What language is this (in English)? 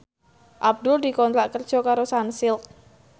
Javanese